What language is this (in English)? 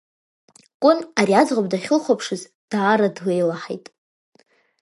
Abkhazian